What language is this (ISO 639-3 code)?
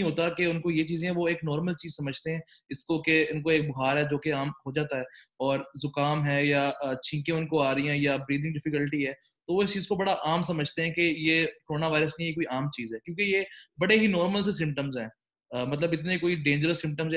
urd